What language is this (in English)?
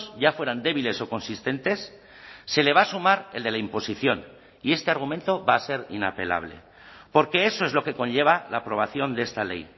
Spanish